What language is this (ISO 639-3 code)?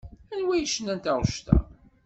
kab